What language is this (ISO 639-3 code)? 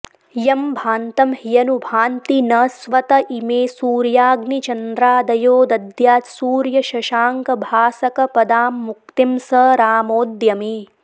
san